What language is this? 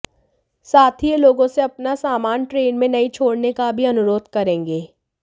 Hindi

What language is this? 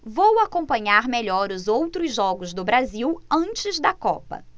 Portuguese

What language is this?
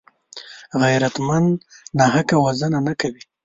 Pashto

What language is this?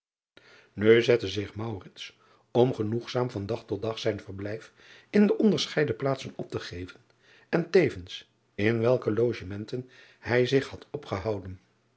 Dutch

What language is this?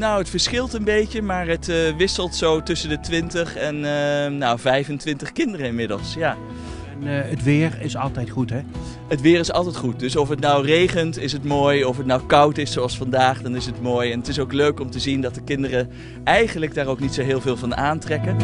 Dutch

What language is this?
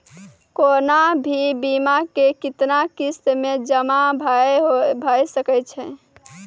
Maithili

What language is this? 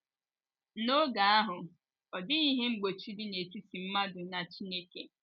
Igbo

